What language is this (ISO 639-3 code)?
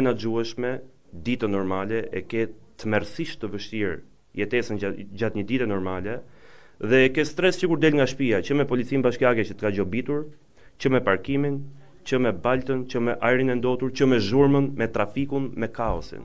ron